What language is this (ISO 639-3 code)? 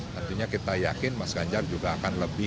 ind